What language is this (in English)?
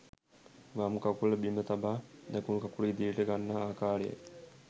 Sinhala